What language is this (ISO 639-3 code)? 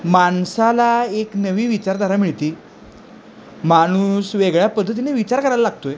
mar